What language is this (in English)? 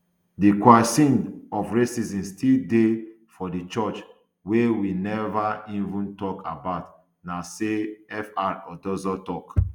Nigerian Pidgin